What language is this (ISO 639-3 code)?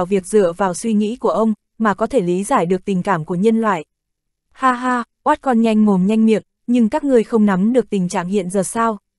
vie